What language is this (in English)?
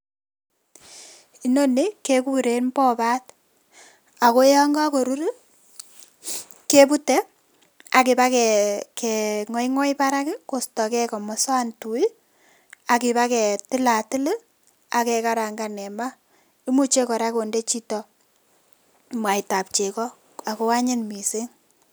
Kalenjin